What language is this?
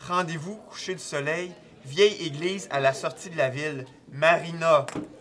French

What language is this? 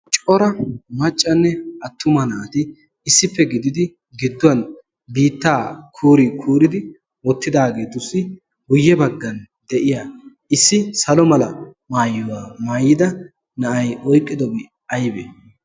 Wolaytta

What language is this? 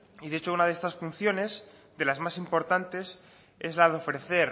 Spanish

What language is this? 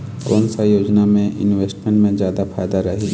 Chhattisgarhi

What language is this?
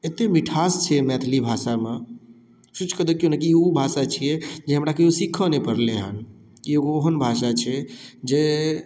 Maithili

